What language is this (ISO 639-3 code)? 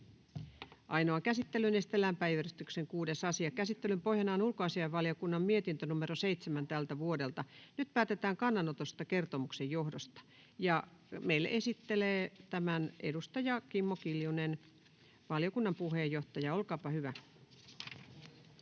fin